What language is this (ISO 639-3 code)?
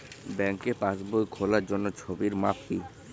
ben